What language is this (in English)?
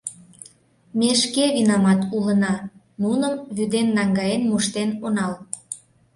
Mari